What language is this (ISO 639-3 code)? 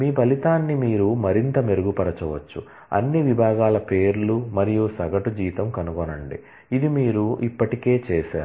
tel